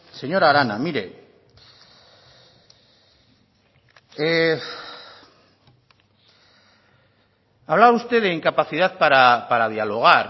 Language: Spanish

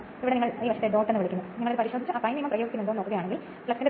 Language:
Malayalam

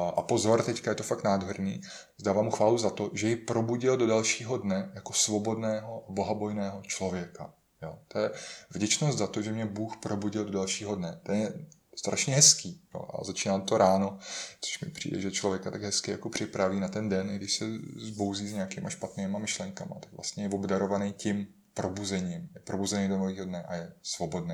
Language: Czech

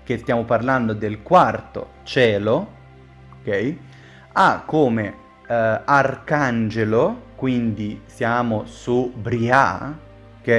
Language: Italian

